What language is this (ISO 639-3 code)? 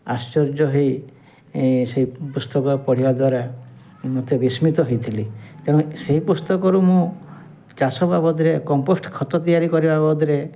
ori